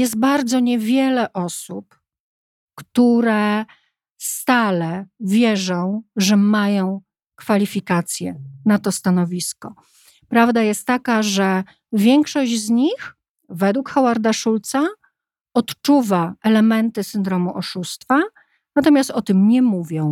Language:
Polish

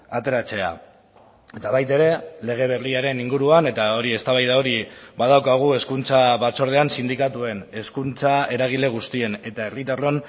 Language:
Basque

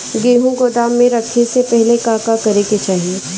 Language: Bhojpuri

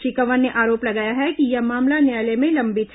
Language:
Hindi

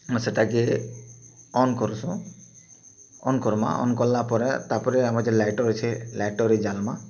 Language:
Odia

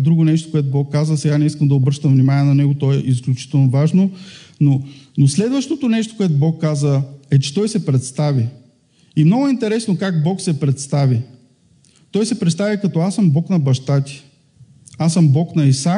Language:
Bulgarian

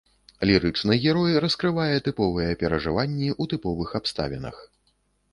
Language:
Belarusian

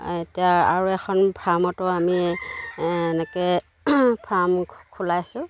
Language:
Assamese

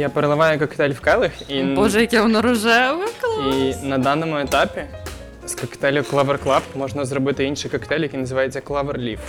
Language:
Ukrainian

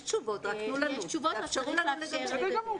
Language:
Hebrew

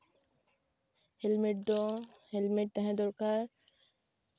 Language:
Santali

